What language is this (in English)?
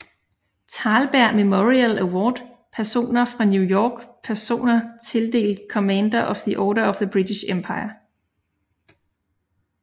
Danish